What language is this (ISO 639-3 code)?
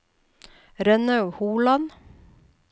nor